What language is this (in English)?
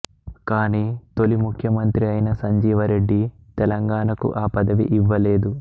Telugu